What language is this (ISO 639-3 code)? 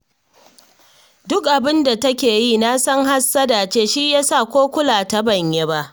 hau